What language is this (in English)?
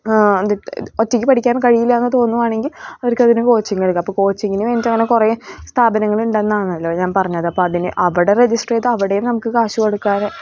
Malayalam